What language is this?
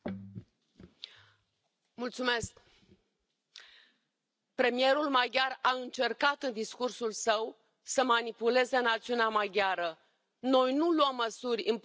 Romanian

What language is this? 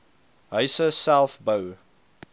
Afrikaans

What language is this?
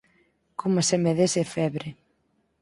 Galician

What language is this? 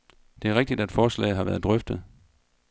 Danish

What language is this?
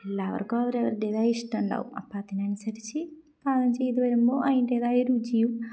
Malayalam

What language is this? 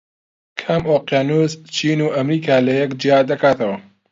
Central Kurdish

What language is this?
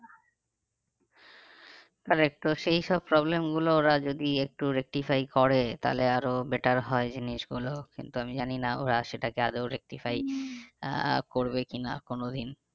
Bangla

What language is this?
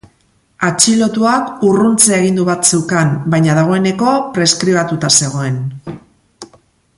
Basque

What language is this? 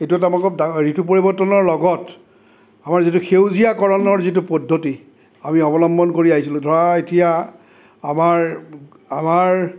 Assamese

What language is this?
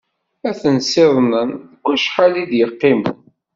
Kabyle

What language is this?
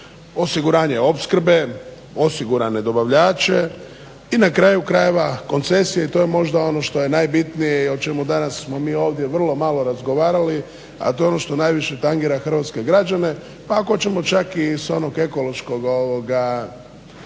Croatian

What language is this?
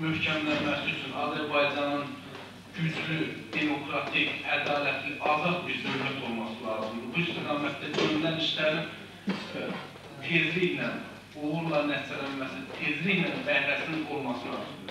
Turkish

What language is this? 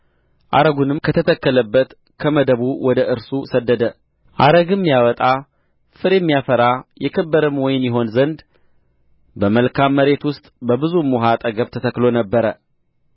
Amharic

